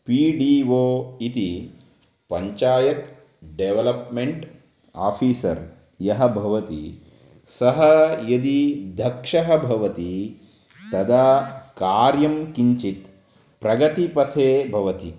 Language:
Sanskrit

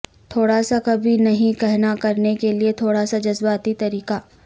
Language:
Urdu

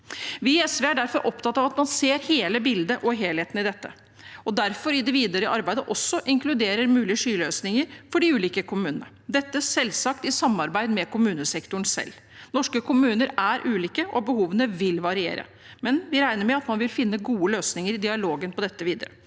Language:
Norwegian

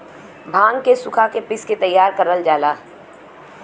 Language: Bhojpuri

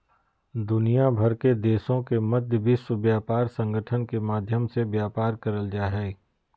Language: Magahi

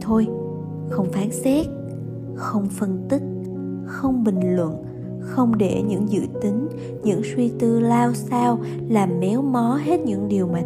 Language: Vietnamese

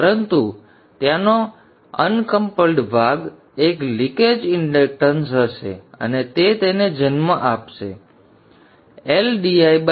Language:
Gujarati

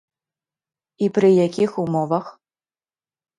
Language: Belarusian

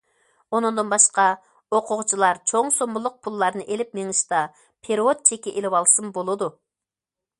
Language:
Uyghur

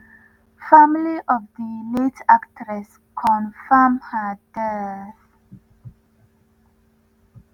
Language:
Nigerian Pidgin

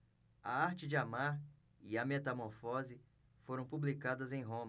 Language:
Portuguese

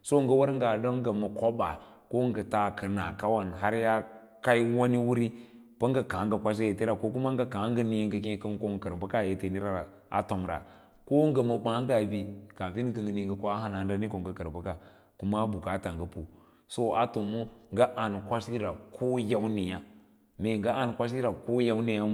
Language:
Lala-Roba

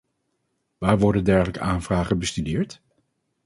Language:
Dutch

